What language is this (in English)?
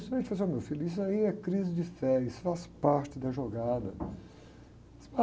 Portuguese